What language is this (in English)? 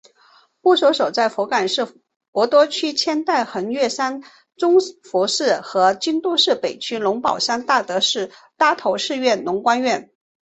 Chinese